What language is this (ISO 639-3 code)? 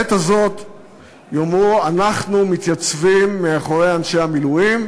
heb